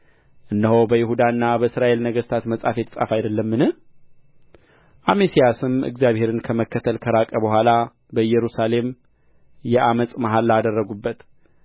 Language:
Amharic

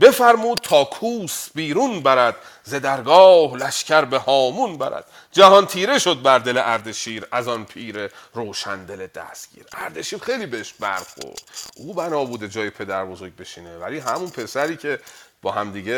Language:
Persian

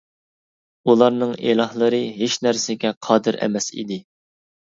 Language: Uyghur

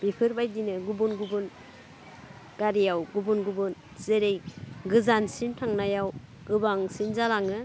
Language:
Bodo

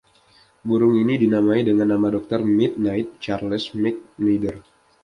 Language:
Indonesian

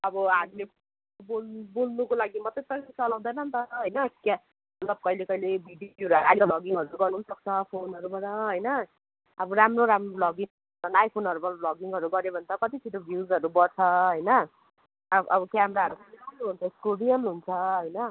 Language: Nepali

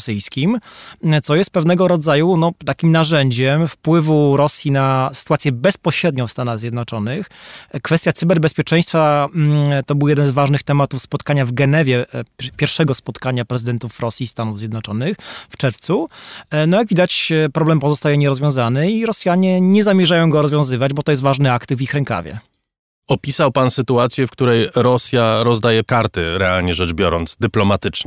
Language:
Polish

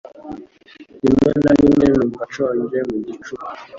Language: Kinyarwanda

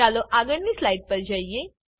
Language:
Gujarati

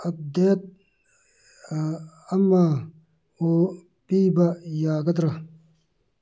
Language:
Manipuri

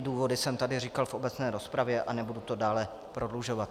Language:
Czech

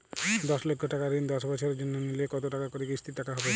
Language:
Bangla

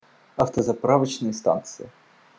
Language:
Russian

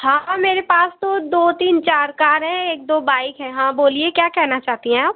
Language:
Hindi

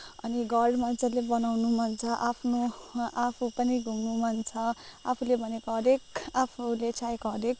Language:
Nepali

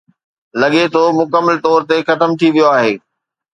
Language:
Sindhi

